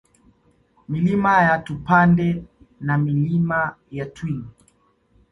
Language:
Swahili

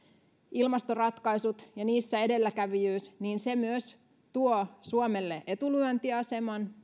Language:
Finnish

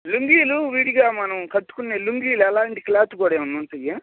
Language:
Telugu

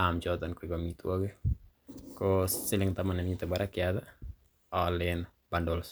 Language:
Kalenjin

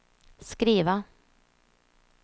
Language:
Swedish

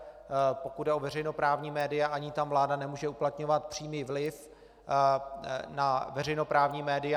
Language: Czech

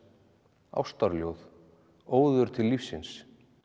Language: Icelandic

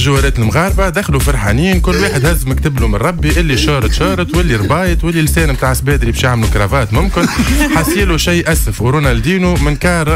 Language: Arabic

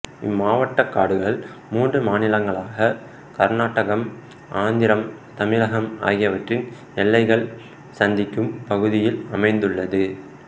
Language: Tamil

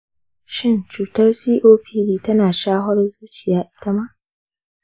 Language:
Hausa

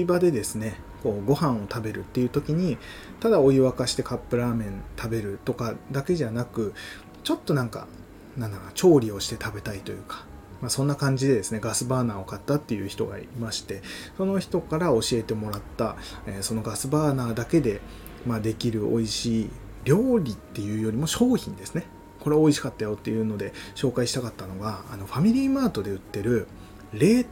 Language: Japanese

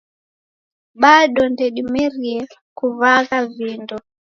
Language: Taita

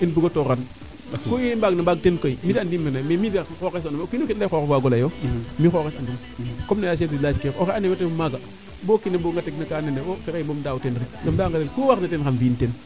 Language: Serer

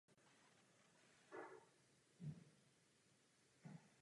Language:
Czech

